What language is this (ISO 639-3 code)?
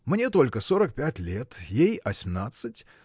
rus